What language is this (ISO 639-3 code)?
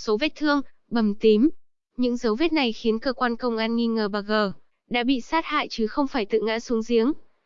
vie